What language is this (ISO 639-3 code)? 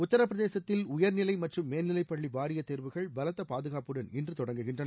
tam